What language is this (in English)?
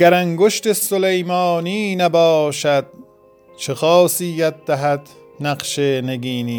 Persian